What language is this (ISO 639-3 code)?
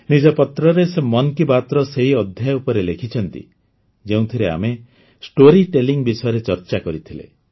ori